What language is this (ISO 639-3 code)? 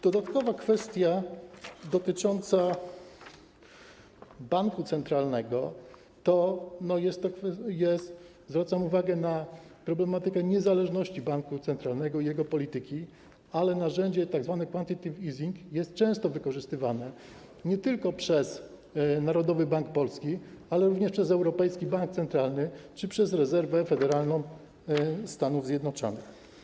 pol